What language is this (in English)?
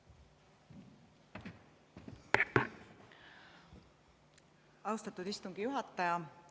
Estonian